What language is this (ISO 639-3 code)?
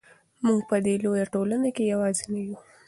pus